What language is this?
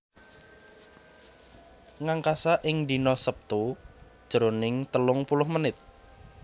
Javanese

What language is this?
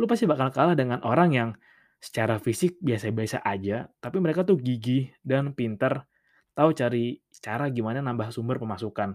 Indonesian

